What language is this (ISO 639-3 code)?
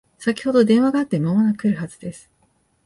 jpn